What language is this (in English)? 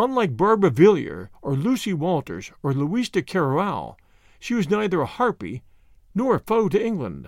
English